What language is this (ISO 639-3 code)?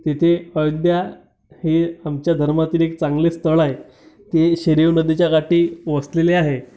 mar